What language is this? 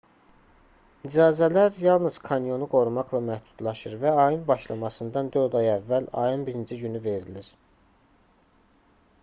Azerbaijani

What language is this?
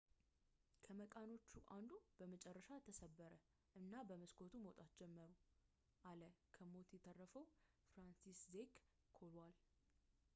Amharic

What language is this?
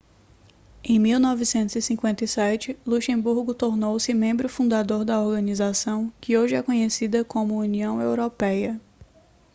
Portuguese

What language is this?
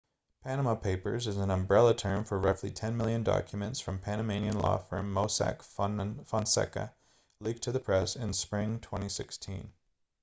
English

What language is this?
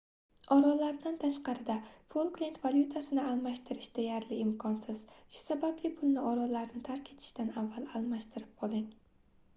Uzbek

